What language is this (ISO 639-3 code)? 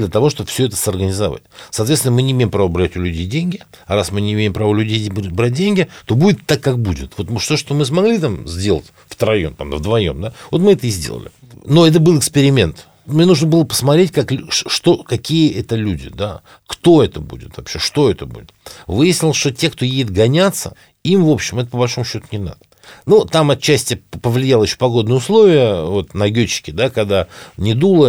rus